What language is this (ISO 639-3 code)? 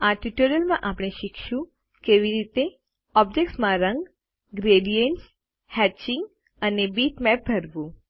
guj